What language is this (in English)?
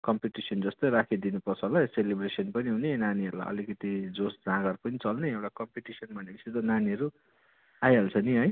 Nepali